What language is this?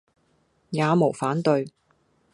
Cantonese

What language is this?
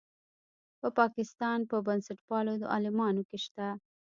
Pashto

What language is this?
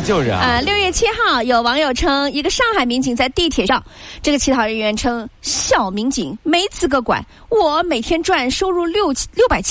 Chinese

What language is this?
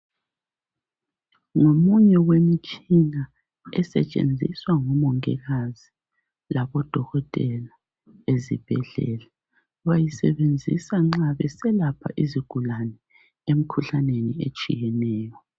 North Ndebele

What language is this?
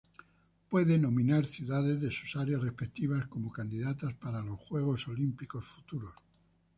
Spanish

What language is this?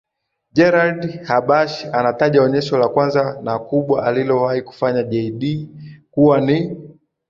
Swahili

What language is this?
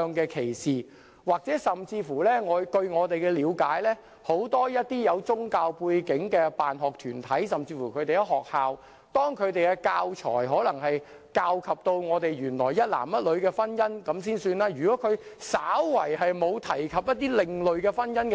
Cantonese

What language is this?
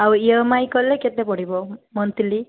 Odia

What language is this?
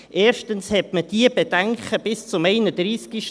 Swiss German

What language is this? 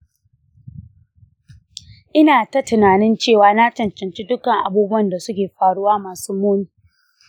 Hausa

